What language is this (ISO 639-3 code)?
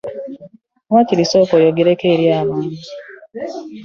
lug